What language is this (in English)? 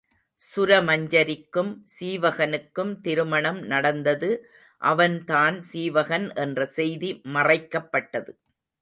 Tamil